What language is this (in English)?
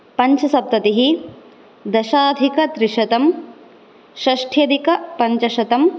Sanskrit